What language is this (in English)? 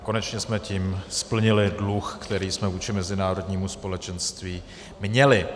Czech